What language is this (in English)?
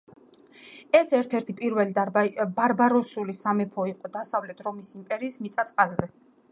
Georgian